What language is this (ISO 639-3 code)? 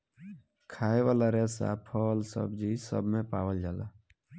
bho